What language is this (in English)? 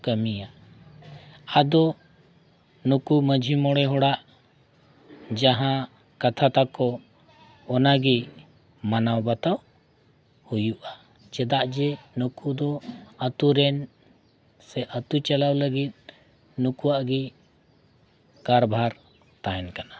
Santali